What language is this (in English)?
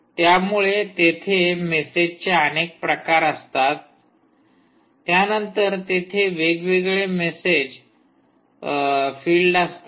Marathi